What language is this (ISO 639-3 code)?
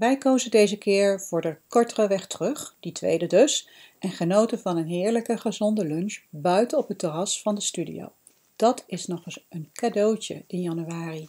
nld